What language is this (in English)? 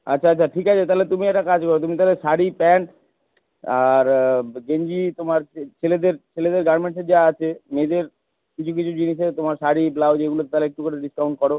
Bangla